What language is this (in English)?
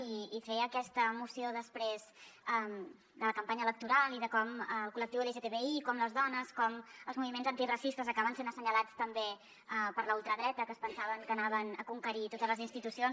Catalan